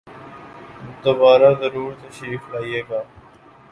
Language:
Urdu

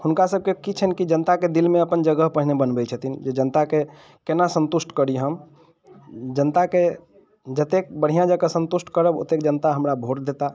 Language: Maithili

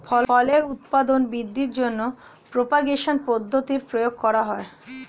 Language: Bangla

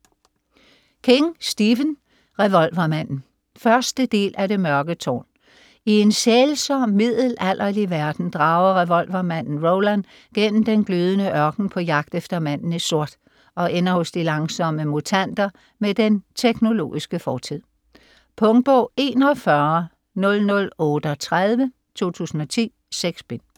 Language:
Danish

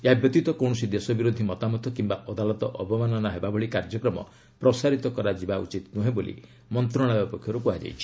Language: Odia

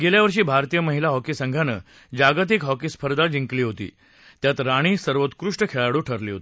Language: Marathi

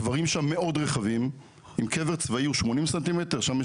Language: Hebrew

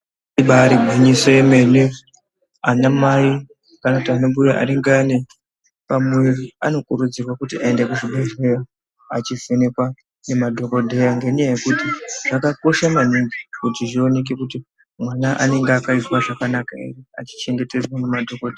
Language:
Ndau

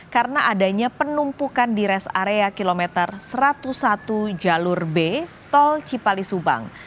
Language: Indonesian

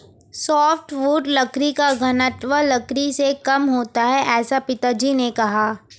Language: Hindi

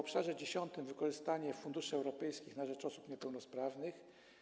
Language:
Polish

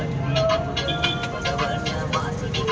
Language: Kannada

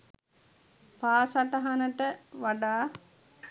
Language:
Sinhala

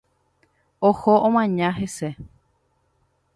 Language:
Guarani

